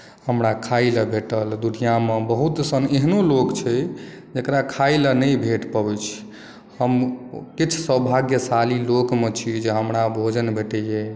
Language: Maithili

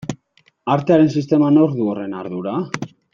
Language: Basque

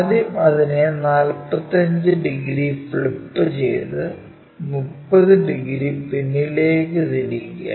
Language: Malayalam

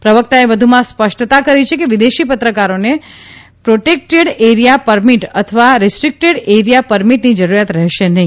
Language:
Gujarati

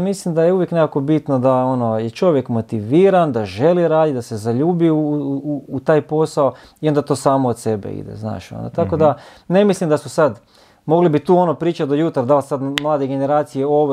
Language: Croatian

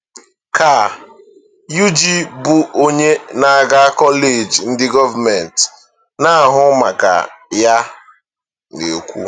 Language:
Igbo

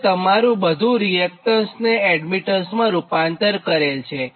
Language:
Gujarati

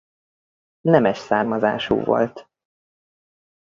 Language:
Hungarian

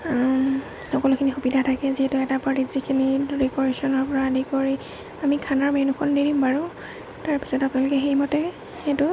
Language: Assamese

